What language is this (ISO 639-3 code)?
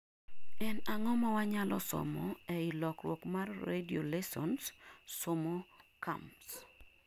luo